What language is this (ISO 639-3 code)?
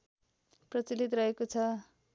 nep